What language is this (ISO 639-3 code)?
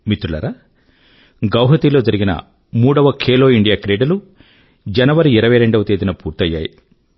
tel